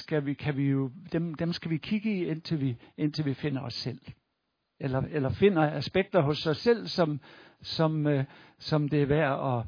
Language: Danish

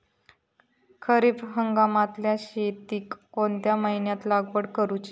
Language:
Marathi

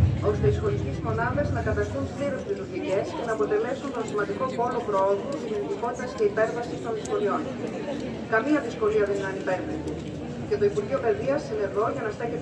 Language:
Greek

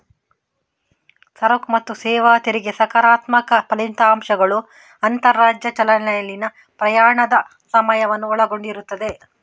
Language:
Kannada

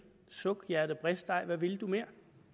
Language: Danish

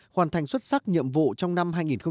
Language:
Vietnamese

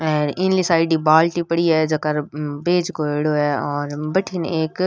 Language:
Rajasthani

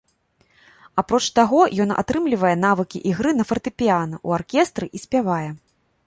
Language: Belarusian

